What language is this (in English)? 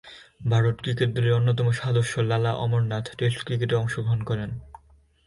Bangla